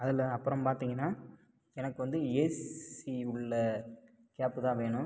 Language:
Tamil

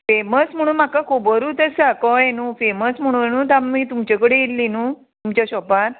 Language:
Konkani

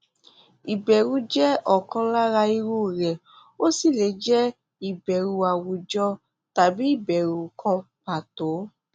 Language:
Yoruba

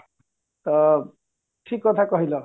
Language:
Odia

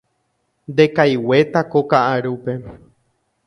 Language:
Guarani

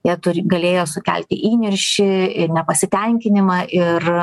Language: Lithuanian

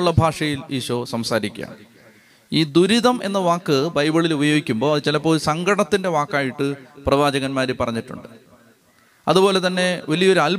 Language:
Malayalam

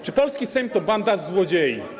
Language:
Polish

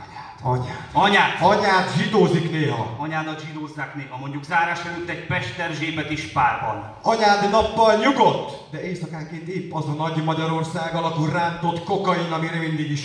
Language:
Hungarian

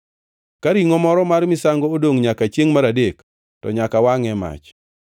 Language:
Luo (Kenya and Tanzania)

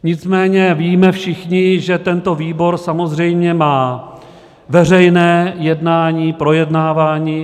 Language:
Czech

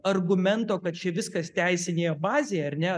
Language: Lithuanian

